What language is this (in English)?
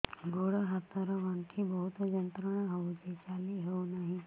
Odia